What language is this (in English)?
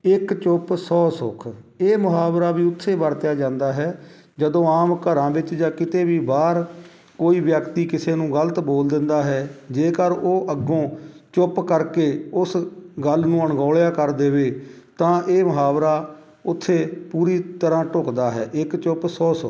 Punjabi